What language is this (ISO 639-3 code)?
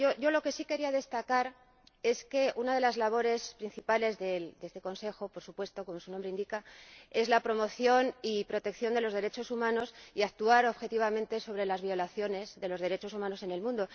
spa